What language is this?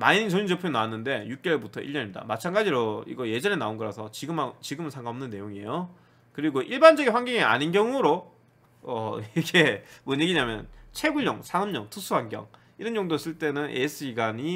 Korean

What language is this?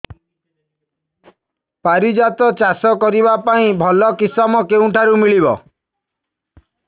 Odia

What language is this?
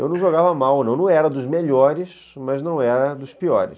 Portuguese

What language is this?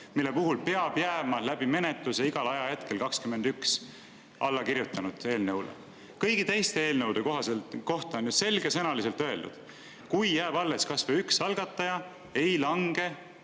Estonian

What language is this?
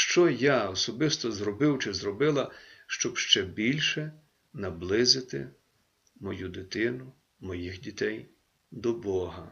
Ukrainian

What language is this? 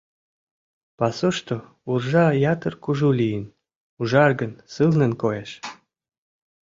Mari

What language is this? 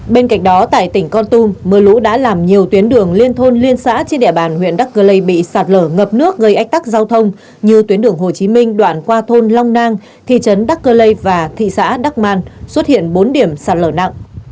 Vietnamese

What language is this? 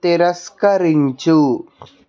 Telugu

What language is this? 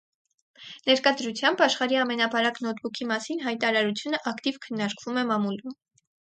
Armenian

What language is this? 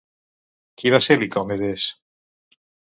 Catalan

